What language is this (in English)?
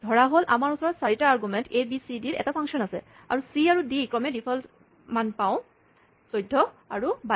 Assamese